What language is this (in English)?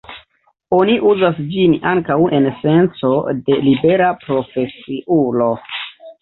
Esperanto